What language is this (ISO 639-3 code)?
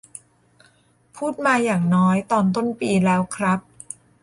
tha